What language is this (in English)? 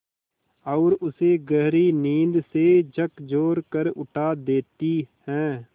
Hindi